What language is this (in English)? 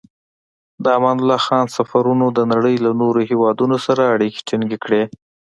Pashto